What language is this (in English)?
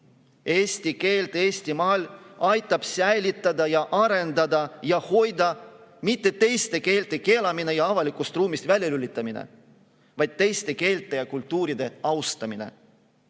Estonian